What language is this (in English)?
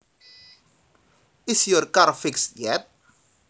Javanese